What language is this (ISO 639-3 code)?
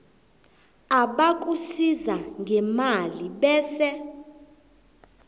nbl